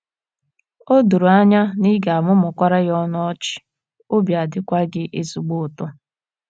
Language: Igbo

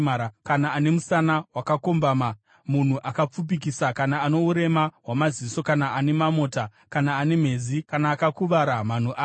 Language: Shona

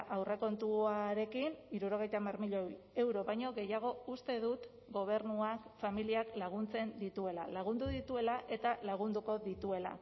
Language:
Basque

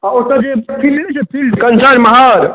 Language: Maithili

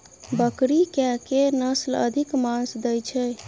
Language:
Maithili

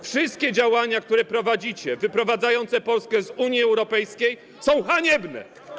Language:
Polish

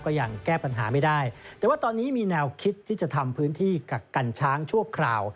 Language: Thai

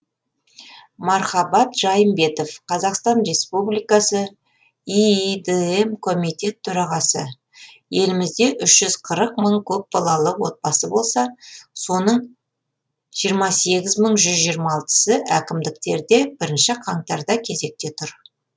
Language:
Kazakh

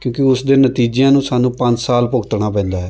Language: Punjabi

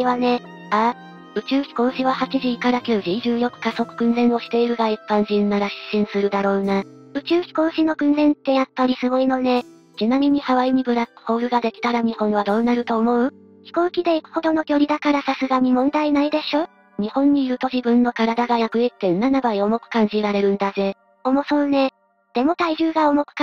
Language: Japanese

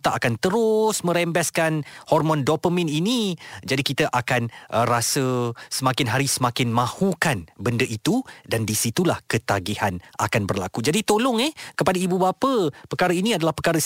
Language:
Malay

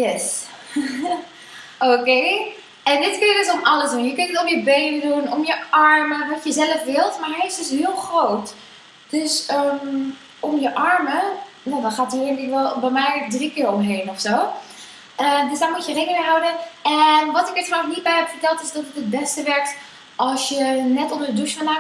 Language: Dutch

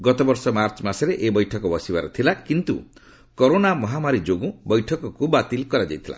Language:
Odia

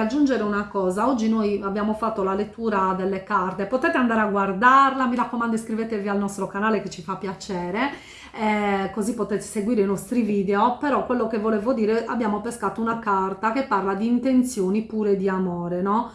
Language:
Italian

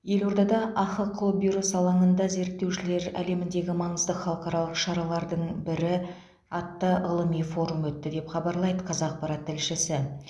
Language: Kazakh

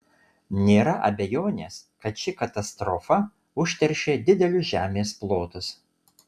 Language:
Lithuanian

